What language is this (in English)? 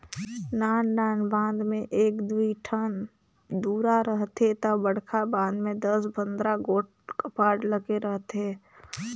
Chhattisgarhi